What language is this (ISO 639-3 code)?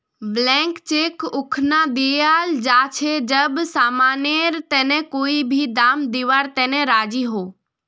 mag